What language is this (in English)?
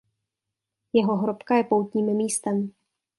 Czech